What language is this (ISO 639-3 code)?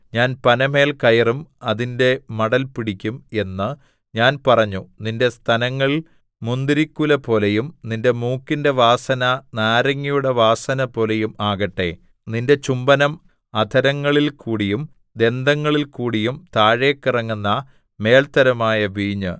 mal